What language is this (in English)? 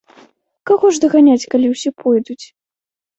Belarusian